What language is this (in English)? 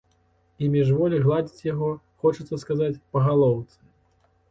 Belarusian